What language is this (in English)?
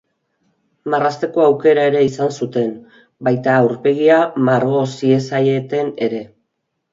Basque